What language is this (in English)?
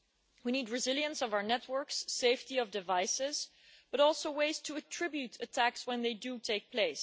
English